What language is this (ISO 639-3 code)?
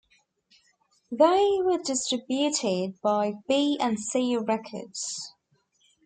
eng